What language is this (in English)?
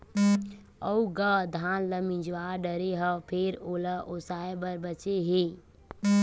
Chhattisgarhi